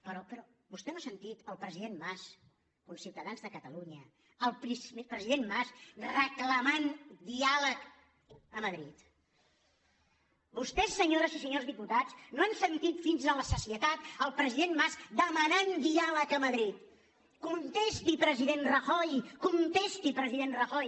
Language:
Catalan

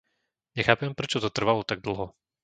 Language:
Slovak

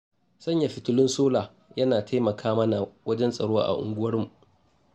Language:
Hausa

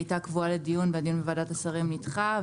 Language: Hebrew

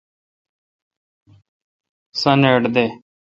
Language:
Kalkoti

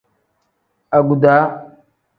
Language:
Tem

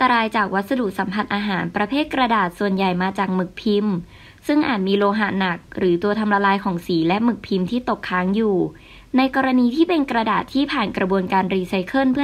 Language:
Thai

